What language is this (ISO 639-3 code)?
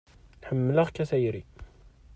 kab